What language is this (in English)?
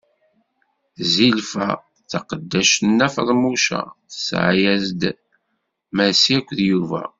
Kabyle